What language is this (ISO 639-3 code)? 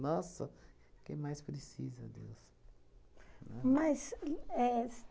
por